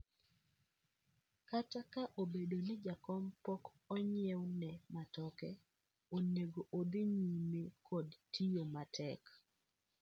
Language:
Luo (Kenya and Tanzania)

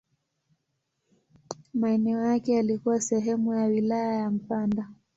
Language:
Swahili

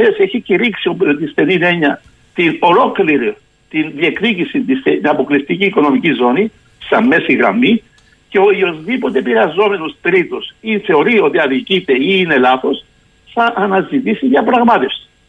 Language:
Greek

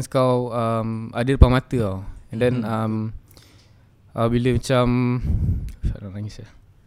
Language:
Malay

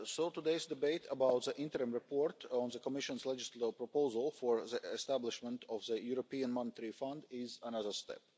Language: English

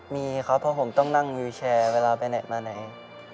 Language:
Thai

